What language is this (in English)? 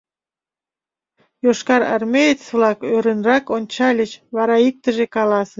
Mari